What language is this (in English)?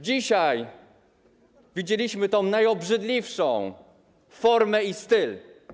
Polish